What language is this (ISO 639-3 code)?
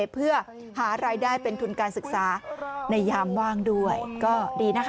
tha